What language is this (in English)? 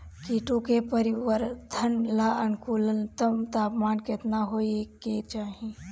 Bhojpuri